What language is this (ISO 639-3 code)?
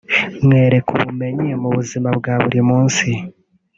kin